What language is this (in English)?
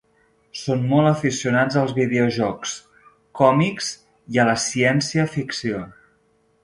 Catalan